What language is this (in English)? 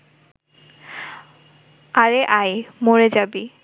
Bangla